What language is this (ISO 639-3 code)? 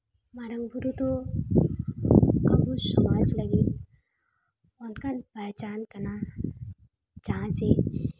sat